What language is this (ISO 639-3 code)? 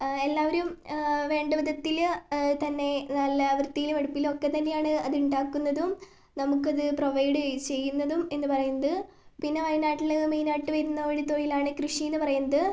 mal